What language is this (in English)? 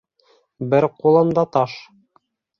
Bashkir